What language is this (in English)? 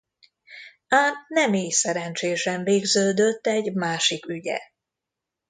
Hungarian